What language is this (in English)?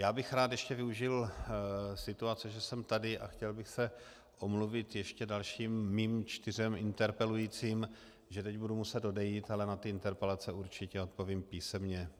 Czech